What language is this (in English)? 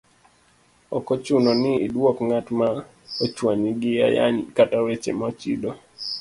Luo (Kenya and Tanzania)